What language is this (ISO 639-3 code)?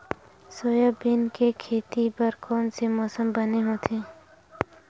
hne